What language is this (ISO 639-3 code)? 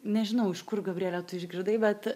lit